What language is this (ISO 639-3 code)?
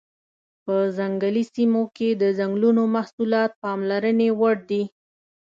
pus